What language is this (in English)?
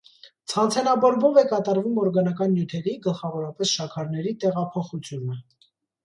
Armenian